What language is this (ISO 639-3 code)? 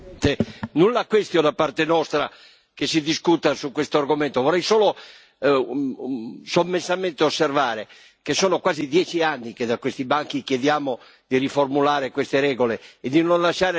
ita